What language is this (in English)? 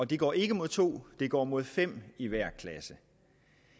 Danish